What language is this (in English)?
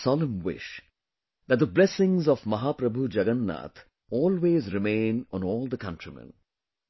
English